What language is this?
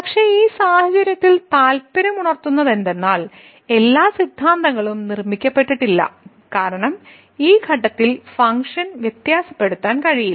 Malayalam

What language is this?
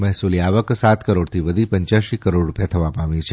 Gujarati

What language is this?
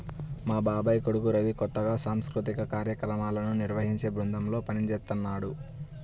Telugu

